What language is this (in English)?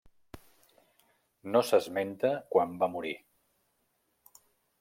Catalan